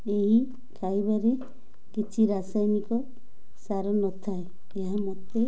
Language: Odia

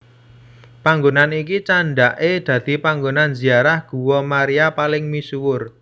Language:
Javanese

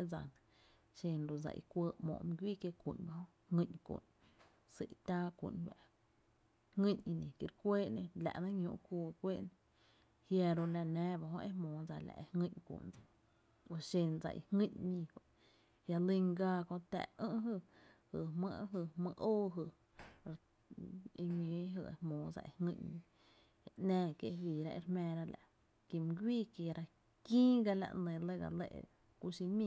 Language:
Tepinapa Chinantec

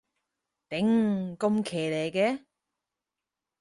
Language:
Cantonese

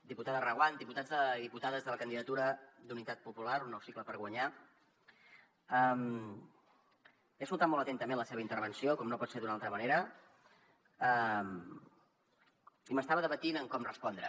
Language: Catalan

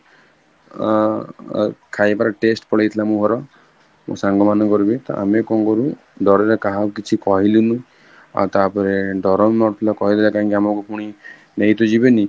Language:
Odia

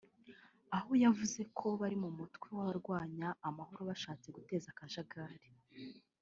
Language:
Kinyarwanda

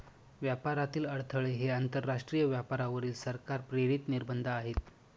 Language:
Marathi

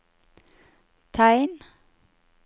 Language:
Norwegian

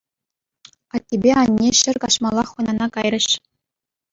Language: Chuvash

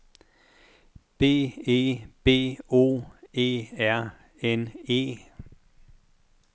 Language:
Danish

